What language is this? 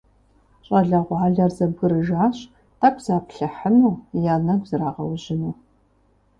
Kabardian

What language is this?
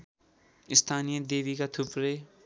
Nepali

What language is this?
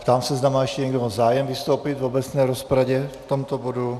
Czech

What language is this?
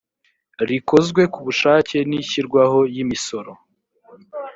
Kinyarwanda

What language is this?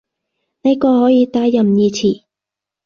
Cantonese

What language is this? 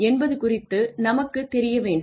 Tamil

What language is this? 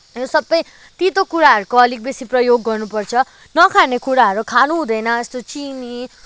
Nepali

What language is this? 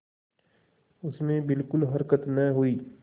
Hindi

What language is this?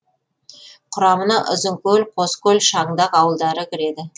Kazakh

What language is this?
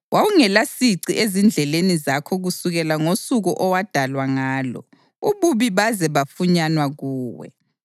North Ndebele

